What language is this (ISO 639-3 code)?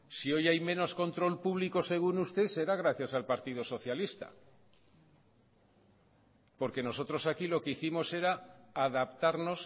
spa